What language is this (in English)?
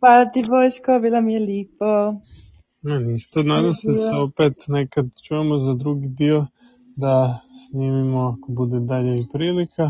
Croatian